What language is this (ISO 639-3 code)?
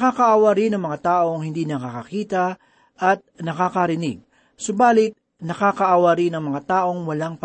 fil